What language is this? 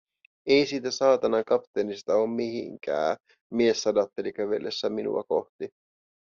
Finnish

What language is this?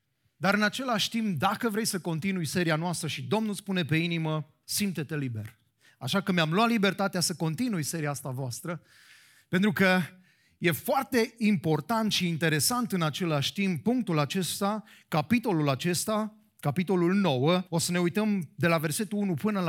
Romanian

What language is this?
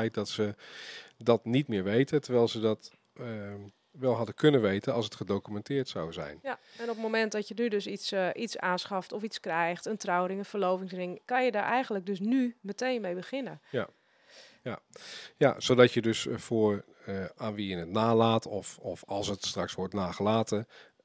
Dutch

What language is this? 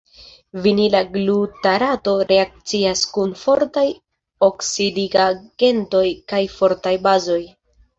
Esperanto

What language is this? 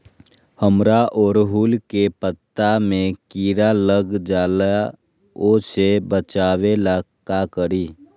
Magahi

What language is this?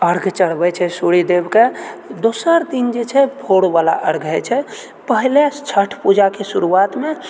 Maithili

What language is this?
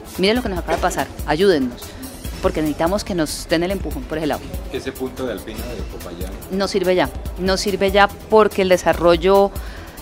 Spanish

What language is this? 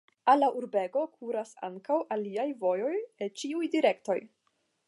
Esperanto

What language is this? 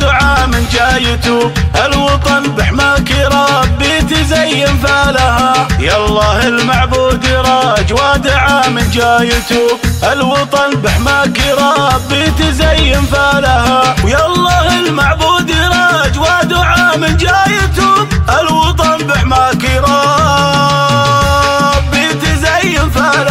Arabic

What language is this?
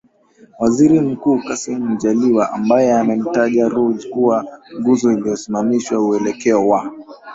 Swahili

